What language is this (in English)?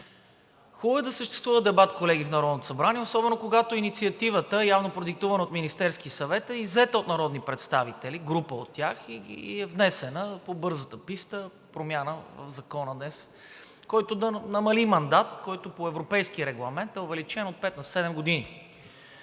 Bulgarian